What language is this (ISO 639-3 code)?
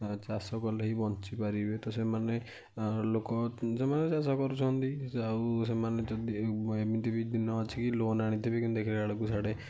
ori